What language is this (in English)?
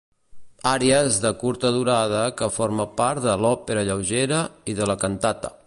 Catalan